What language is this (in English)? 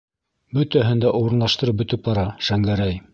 Bashkir